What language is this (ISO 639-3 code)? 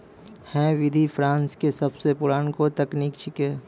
mai